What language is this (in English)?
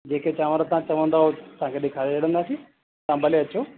Sindhi